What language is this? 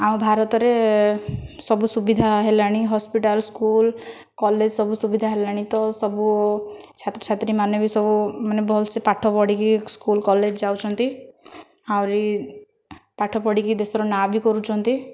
Odia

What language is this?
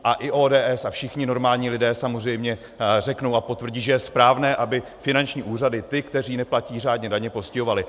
Czech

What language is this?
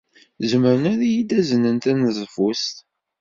Kabyle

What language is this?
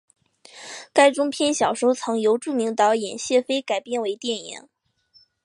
Chinese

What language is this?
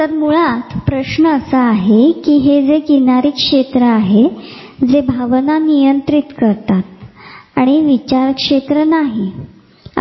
Marathi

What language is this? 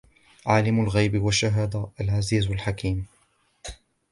Arabic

